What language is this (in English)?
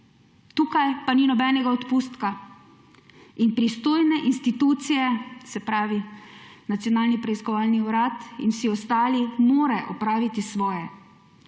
Slovenian